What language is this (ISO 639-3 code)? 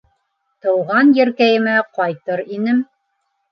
bak